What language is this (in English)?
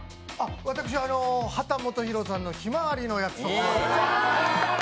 Japanese